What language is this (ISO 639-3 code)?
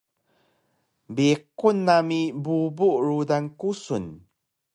trv